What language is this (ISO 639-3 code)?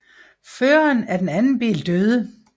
dan